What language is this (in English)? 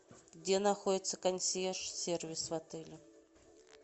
Russian